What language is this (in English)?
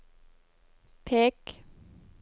Norwegian